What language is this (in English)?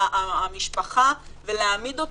Hebrew